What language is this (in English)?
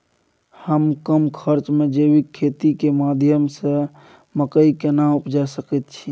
Maithili